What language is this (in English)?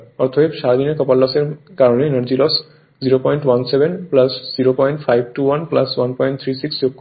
Bangla